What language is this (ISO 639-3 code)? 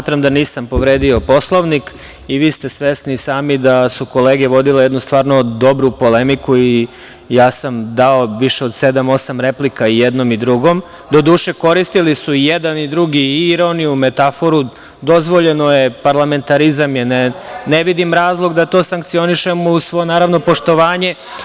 srp